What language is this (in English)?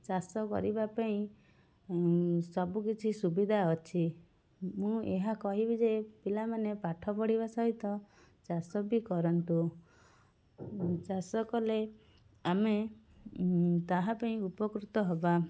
Odia